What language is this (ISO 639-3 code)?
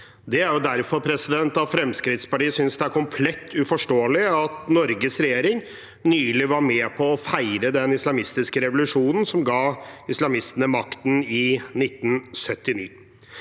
nor